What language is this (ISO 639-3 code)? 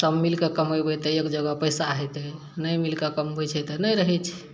mai